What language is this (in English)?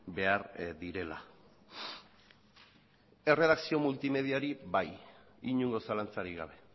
Basque